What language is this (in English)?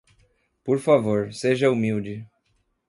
Portuguese